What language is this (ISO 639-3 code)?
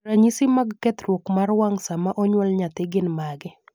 luo